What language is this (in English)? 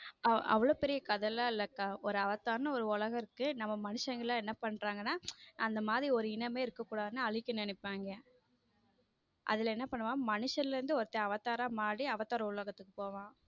Tamil